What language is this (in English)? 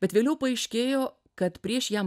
Lithuanian